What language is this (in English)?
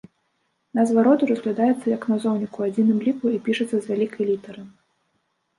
Belarusian